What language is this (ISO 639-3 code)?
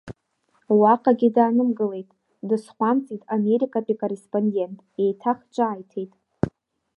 abk